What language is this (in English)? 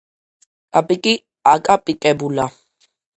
Georgian